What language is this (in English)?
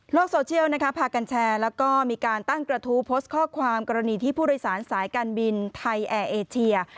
Thai